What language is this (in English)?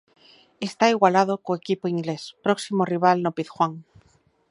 Galician